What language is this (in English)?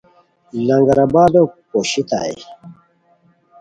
Khowar